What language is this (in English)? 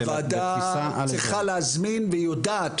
Hebrew